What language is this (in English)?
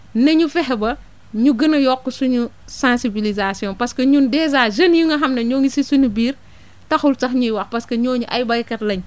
Wolof